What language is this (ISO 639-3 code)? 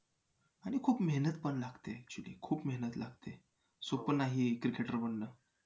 mar